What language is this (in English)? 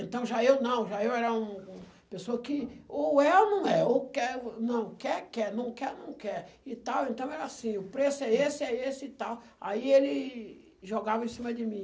Portuguese